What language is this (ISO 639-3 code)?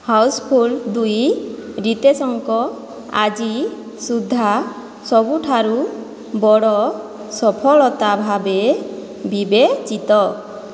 ori